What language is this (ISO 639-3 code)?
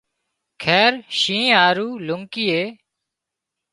kxp